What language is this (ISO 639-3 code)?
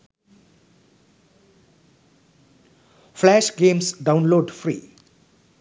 sin